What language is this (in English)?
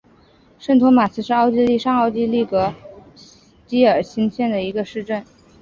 Chinese